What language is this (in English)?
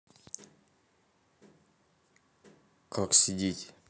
Russian